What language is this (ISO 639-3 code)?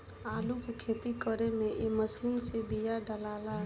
bho